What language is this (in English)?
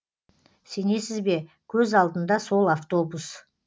Kazakh